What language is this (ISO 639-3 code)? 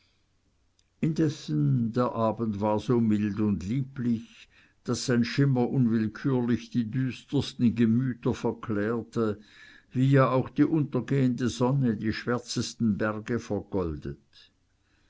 deu